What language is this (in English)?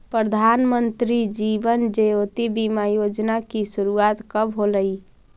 Magahi